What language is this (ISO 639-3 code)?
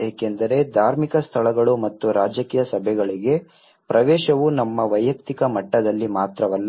kan